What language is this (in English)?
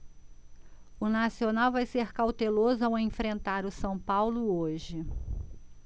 Portuguese